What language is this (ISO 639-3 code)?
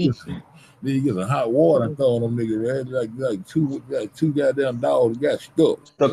eng